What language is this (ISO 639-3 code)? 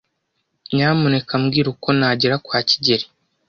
kin